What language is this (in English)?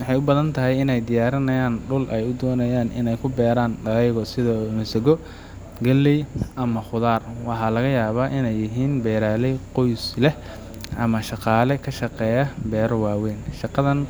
Somali